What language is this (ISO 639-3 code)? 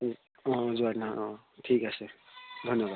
asm